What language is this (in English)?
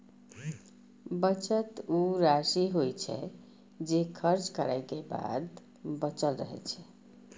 Maithili